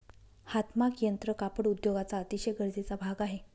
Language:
Marathi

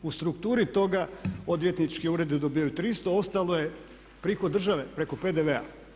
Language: Croatian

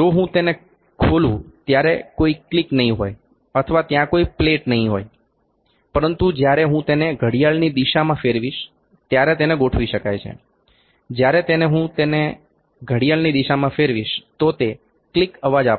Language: Gujarati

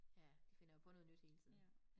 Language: Danish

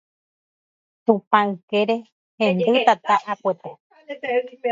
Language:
Guarani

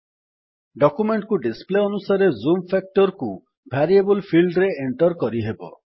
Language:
Odia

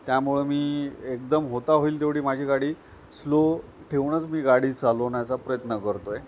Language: Marathi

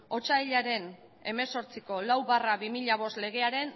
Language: Basque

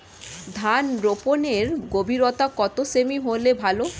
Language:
Bangla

